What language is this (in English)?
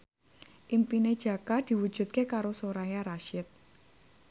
Javanese